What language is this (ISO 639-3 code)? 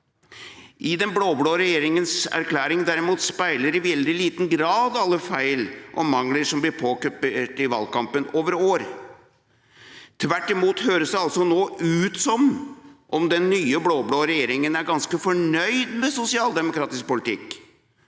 nor